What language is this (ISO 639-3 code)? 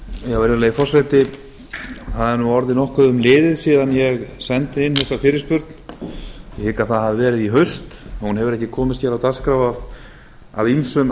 isl